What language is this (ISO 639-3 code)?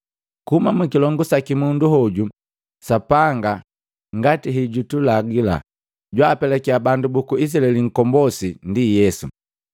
mgv